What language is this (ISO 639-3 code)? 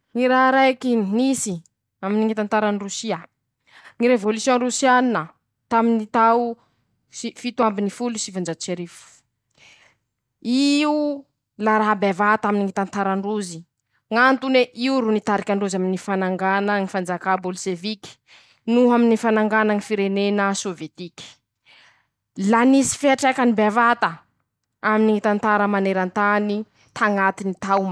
msh